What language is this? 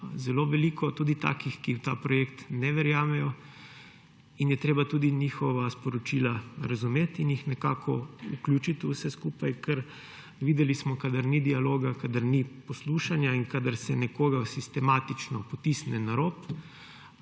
Slovenian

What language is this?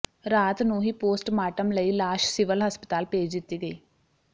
Punjabi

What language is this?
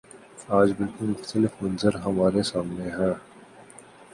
Urdu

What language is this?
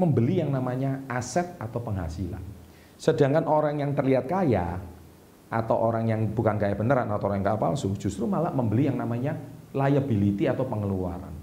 Indonesian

